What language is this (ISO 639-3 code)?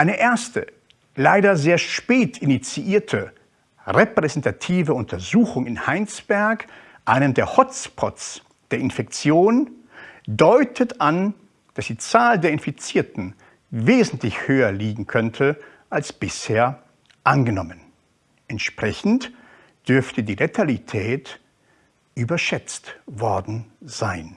deu